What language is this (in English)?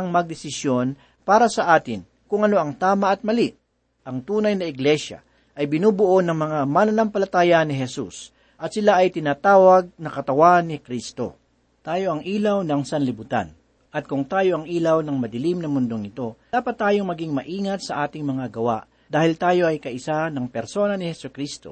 Filipino